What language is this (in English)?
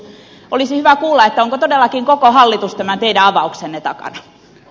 Finnish